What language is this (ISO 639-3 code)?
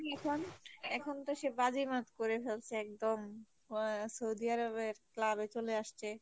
ben